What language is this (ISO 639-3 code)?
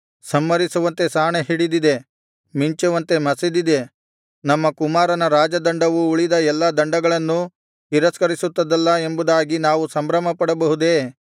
kan